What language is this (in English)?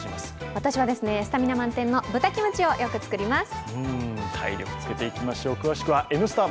Japanese